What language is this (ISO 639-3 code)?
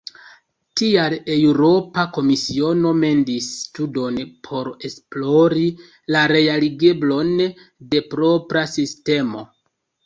epo